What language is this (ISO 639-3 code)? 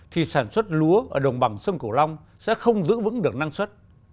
vie